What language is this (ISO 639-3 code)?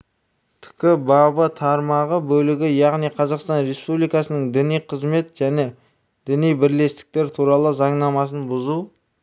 kaz